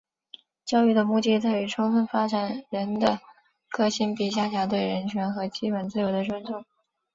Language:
Chinese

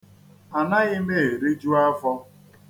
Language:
Igbo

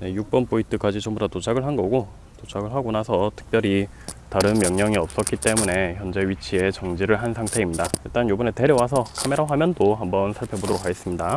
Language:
Korean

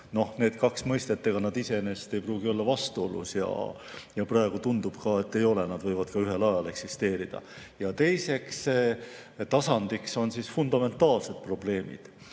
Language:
Estonian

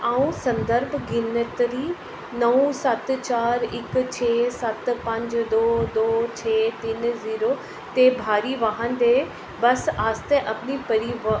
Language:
Dogri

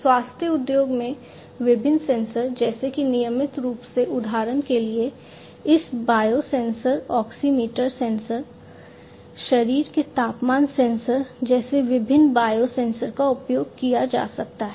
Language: Hindi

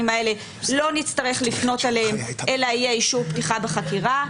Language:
Hebrew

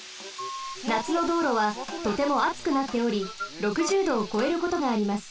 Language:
Japanese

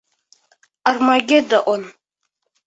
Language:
Bashkir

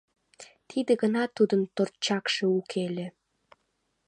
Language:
Mari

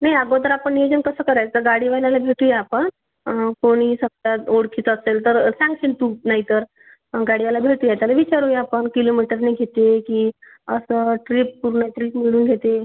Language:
Marathi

